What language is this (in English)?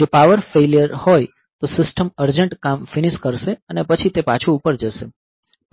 Gujarati